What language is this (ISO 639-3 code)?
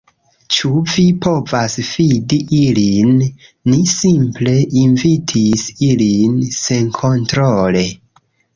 epo